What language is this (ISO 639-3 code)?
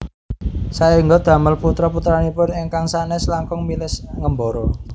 jav